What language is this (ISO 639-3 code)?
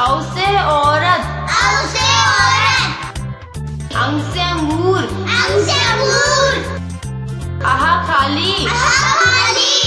hin